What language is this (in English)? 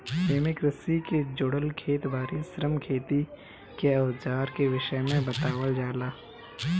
Bhojpuri